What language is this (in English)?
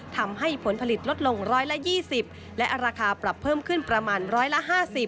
Thai